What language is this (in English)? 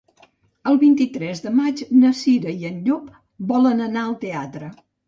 Catalan